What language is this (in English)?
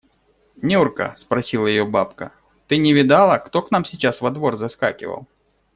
Russian